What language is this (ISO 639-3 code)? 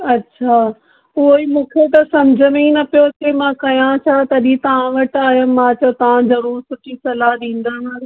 snd